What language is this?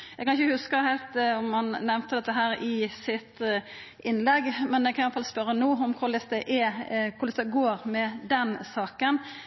Norwegian Nynorsk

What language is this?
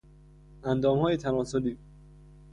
Persian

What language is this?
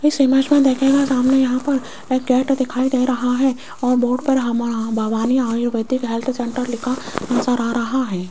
Hindi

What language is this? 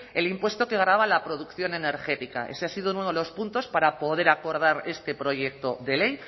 Spanish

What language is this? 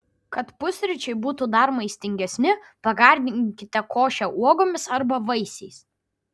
Lithuanian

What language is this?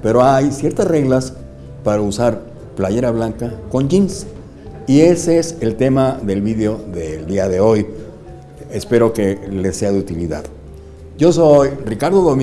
Spanish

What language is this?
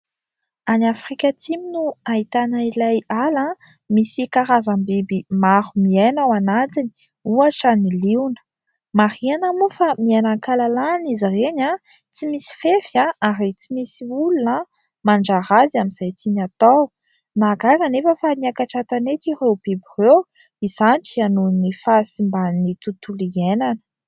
Malagasy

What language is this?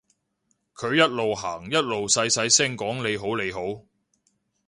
Cantonese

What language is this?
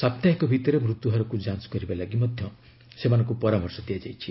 Odia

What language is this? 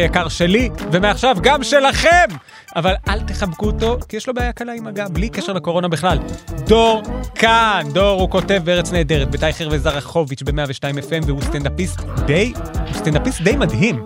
Hebrew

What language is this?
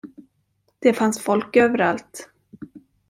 Swedish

